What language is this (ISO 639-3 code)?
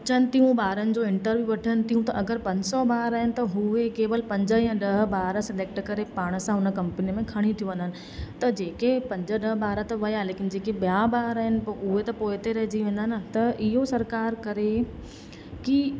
snd